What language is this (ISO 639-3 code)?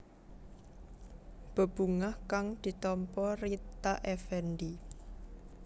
jav